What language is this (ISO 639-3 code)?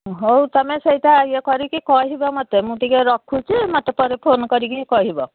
ori